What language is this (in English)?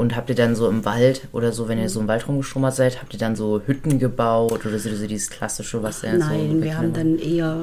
German